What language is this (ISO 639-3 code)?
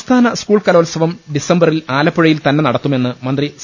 mal